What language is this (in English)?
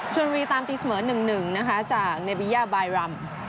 Thai